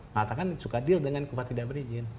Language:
Indonesian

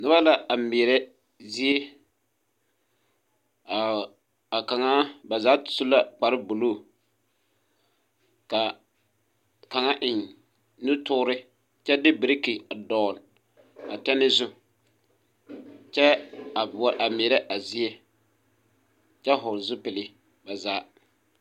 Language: Southern Dagaare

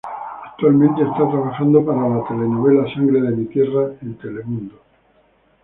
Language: Spanish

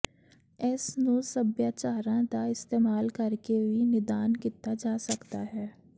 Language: Punjabi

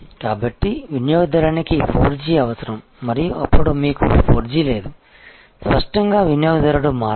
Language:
Telugu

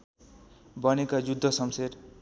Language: Nepali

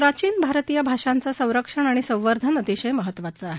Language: Marathi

